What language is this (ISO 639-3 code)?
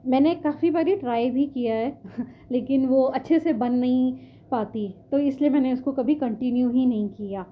urd